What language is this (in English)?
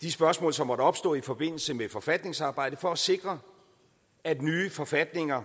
Danish